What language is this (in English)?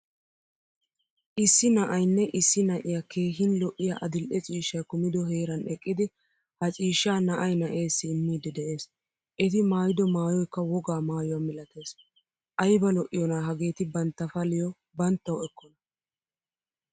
Wolaytta